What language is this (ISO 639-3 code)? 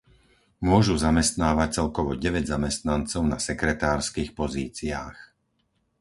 slk